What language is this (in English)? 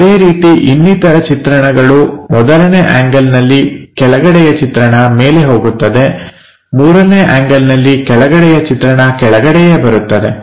Kannada